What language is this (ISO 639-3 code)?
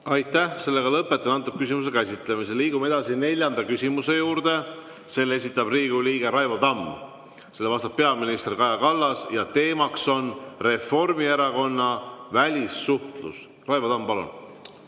est